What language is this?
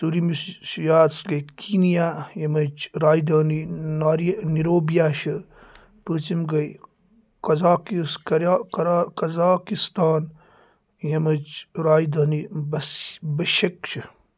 Kashmiri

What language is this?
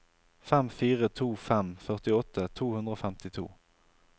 Norwegian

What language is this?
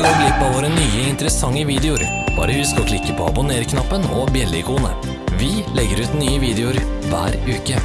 Norwegian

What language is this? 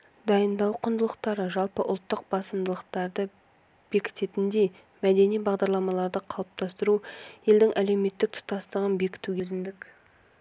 Kazakh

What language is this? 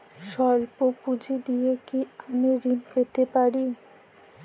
Bangla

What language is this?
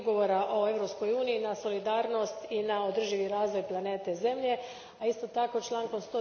Croatian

